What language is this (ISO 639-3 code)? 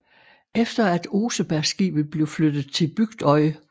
dan